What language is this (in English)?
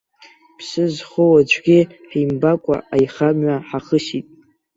Abkhazian